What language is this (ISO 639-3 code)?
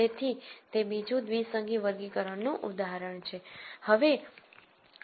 guj